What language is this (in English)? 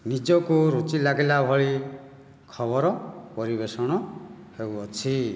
Odia